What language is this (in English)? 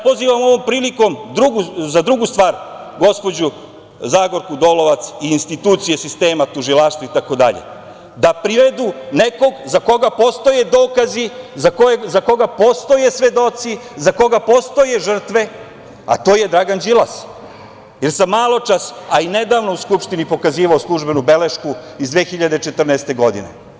Serbian